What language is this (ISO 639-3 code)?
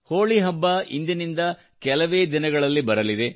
kan